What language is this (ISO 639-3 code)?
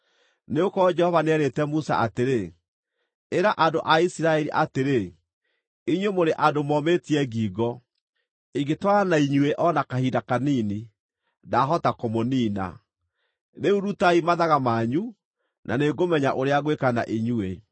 kik